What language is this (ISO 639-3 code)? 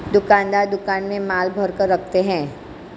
hin